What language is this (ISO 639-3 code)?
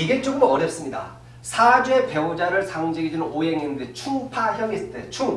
kor